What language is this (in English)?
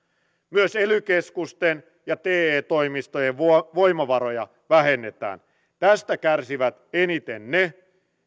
Finnish